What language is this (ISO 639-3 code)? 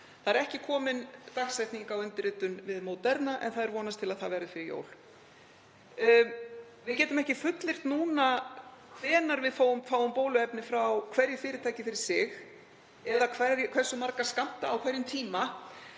isl